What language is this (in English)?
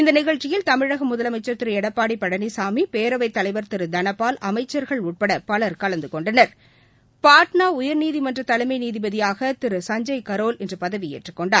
Tamil